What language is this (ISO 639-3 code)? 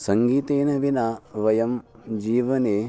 san